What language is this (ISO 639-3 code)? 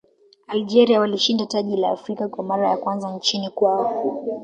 swa